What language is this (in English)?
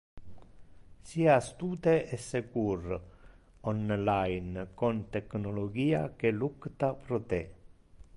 Interlingua